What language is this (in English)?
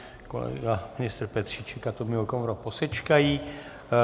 Czech